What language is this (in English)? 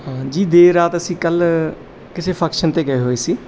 Punjabi